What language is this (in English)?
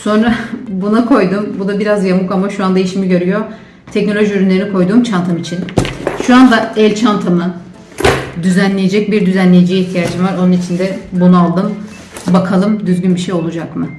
Turkish